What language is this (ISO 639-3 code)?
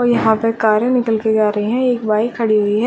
hin